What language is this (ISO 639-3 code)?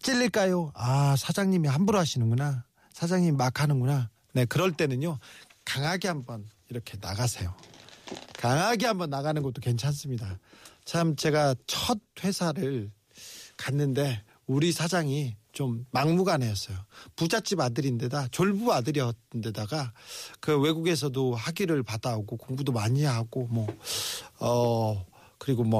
kor